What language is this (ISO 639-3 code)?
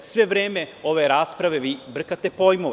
srp